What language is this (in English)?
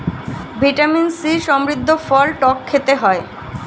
Bangla